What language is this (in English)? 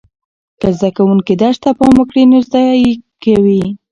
Pashto